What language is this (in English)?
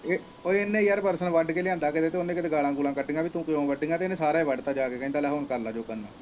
Punjabi